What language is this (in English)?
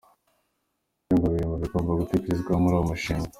Kinyarwanda